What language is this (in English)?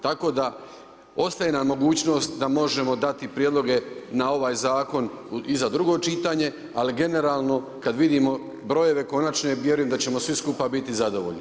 Croatian